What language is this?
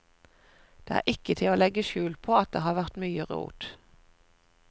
Norwegian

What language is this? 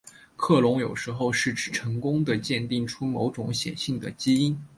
Chinese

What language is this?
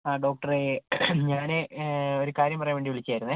Malayalam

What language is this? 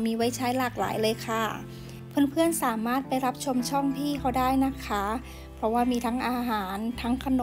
Thai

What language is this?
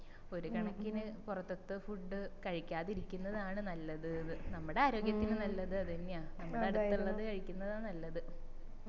Malayalam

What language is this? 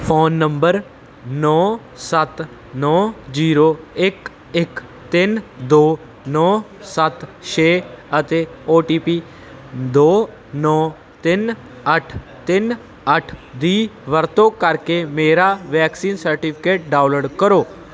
Punjabi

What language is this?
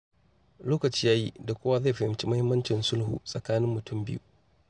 Hausa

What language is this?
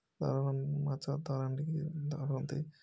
Odia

